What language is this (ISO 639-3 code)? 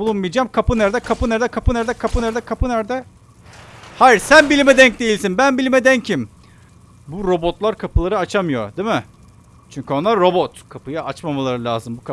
tur